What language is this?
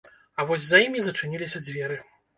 Belarusian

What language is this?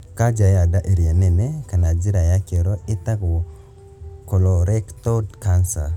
Kikuyu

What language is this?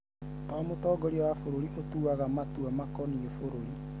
Kikuyu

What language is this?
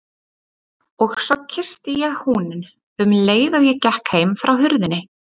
Icelandic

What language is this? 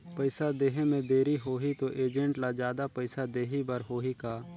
Chhattisgarhi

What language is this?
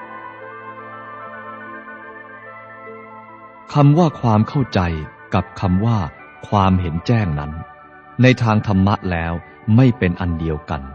Thai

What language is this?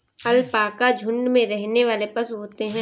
Hindi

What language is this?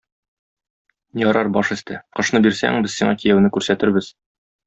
Tatar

